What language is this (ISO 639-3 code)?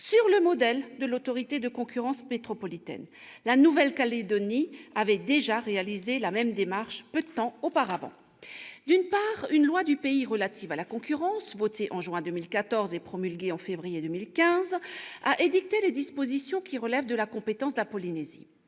fra